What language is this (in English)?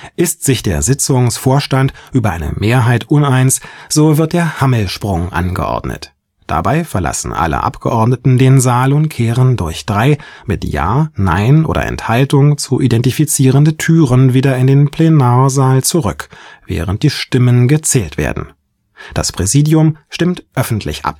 German